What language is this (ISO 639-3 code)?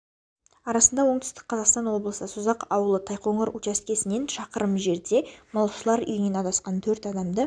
kaz